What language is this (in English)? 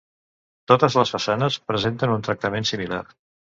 Catalan